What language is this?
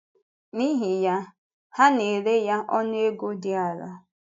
Igbo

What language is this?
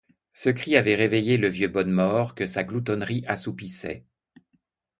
French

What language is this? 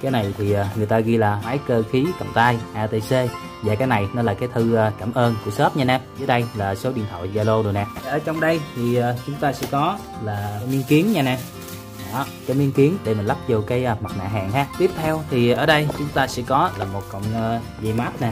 Vietnamese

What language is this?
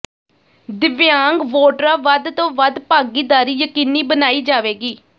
Punjabi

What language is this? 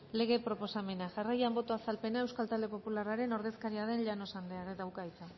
Basque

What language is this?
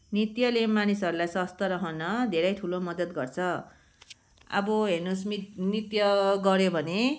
Nepali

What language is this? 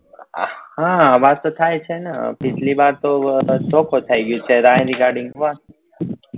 Gujarati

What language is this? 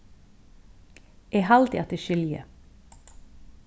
Faroese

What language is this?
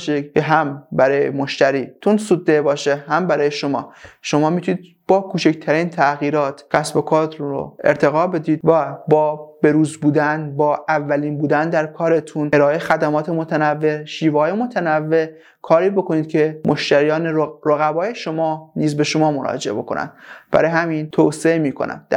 Persian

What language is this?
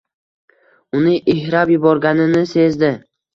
Uzbek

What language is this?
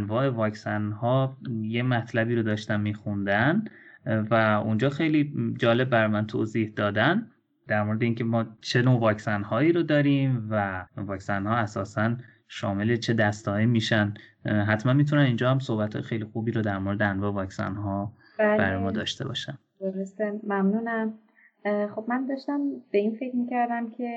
Persian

